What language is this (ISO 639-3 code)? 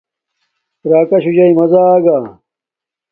dmk